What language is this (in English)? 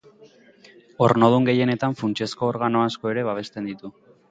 Basque